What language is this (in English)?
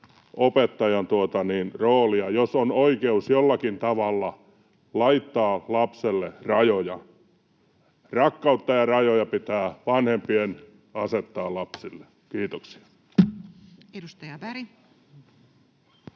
Finnish